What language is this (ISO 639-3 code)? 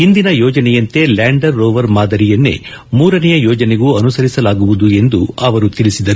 kan